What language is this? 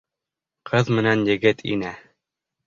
Bashkir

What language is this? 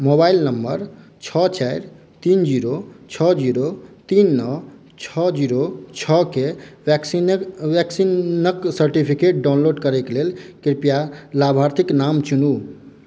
Maithili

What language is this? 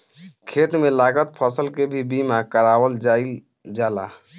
Bhojpuri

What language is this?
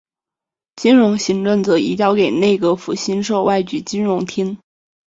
Chinese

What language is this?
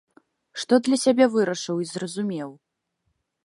Belarusian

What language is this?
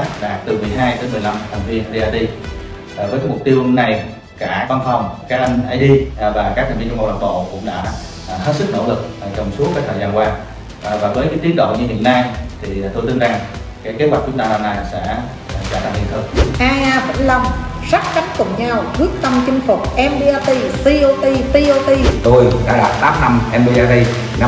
Vietnamese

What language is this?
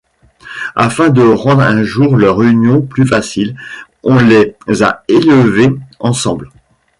French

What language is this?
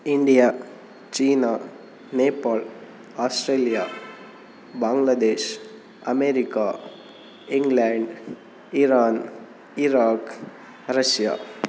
Kannada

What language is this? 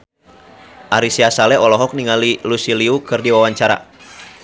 Sundanese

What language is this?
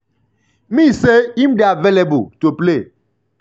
Nigerian Pidgin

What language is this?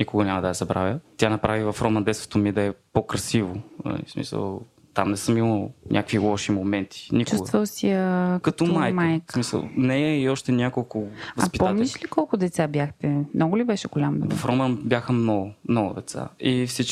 Bulgarian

